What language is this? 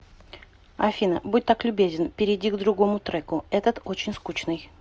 Russian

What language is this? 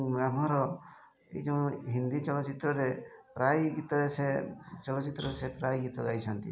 Odia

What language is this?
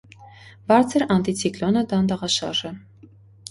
Armenian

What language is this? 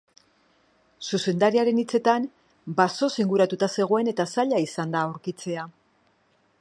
Basque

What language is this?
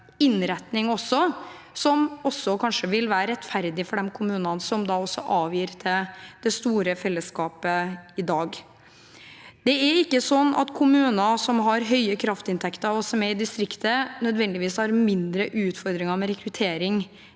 Norwegian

